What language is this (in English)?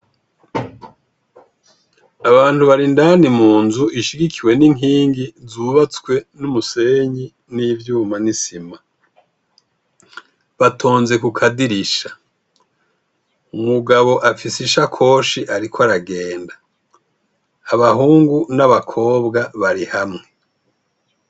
Rundi